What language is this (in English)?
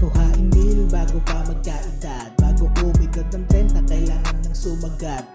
Indonesian